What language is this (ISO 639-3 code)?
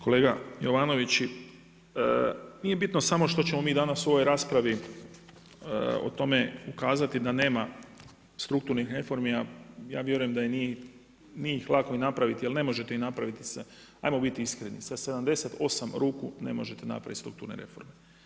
hrv